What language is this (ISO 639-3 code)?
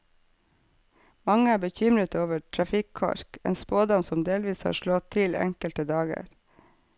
nor